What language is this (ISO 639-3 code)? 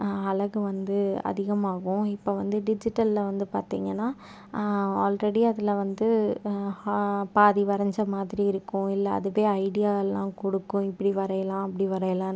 tam